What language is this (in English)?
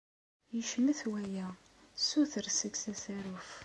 Kabyle